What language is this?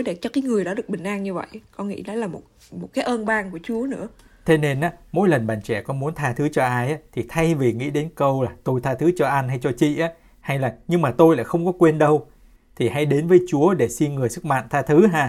Vietnamese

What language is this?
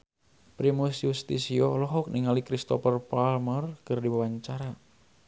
Sundanese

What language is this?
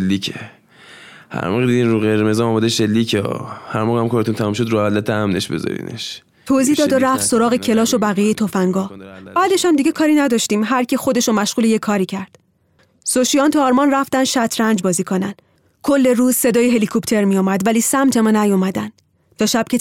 Persian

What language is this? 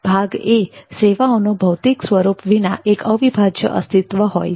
Gujarati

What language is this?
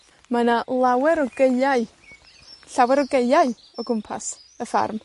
Welsh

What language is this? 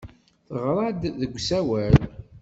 Kabyle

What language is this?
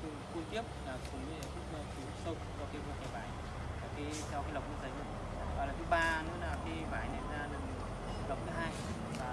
Vietnamese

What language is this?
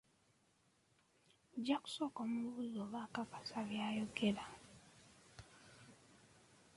Ganda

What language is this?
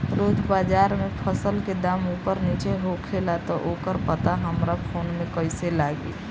Bhojpuri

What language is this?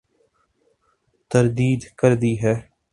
Urdu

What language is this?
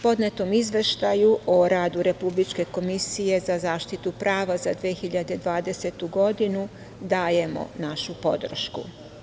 Serbian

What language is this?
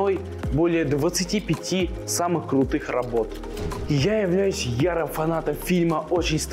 Russian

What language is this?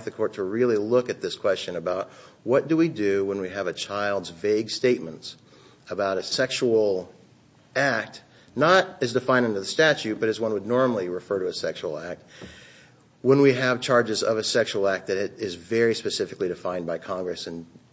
English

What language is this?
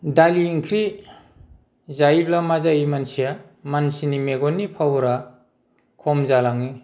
Bodo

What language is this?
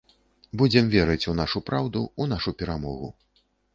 Belarusian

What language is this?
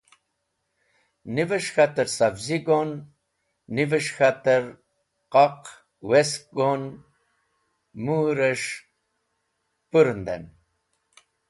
Wakhi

